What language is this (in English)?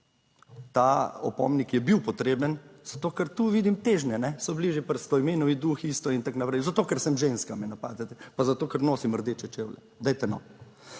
Slovenian